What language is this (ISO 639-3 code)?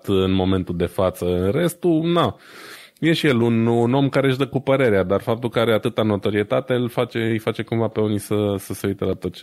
ron